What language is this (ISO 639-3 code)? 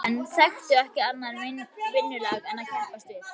isl